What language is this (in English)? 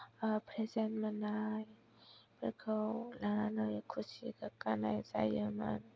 Bodo